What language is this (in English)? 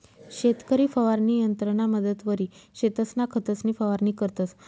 Marathi